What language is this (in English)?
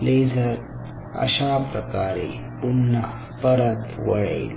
Marathi